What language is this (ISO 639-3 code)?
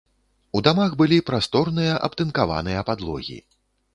bel